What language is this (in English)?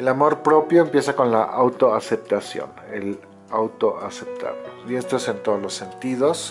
Spanish